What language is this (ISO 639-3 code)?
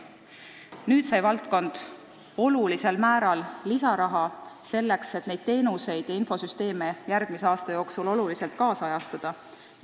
est